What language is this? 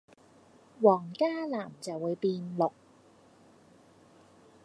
Cantonese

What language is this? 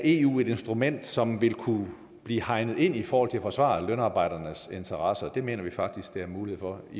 Danish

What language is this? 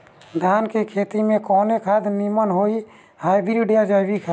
Bhojpuri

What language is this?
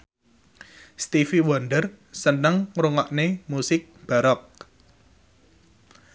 Javanese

